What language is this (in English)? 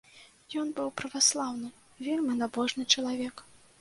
Belarusian